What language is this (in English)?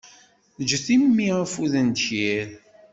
Kabyle